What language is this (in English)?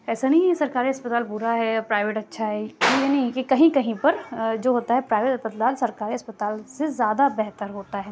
Urdu